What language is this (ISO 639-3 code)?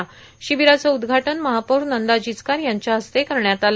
mar